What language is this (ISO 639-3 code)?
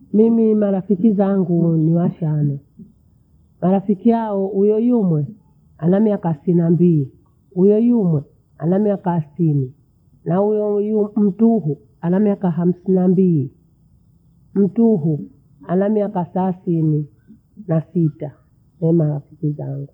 bou